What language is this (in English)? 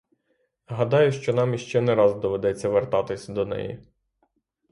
Ukrainian